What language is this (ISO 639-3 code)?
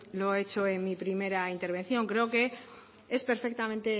spa